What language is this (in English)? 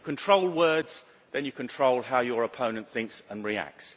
English